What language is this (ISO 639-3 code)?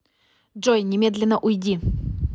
rus